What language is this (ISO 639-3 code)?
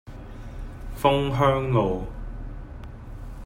yue